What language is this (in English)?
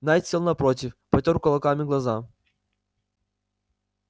Russian